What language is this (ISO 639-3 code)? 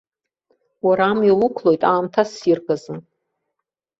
abk